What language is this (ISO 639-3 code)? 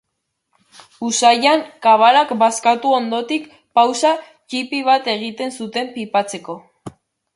eus